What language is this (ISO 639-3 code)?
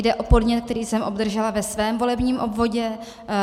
ces